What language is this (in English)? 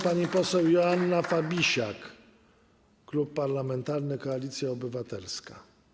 Polish